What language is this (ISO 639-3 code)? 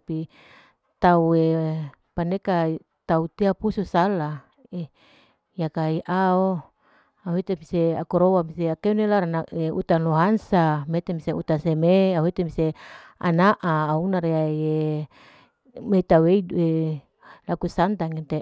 alo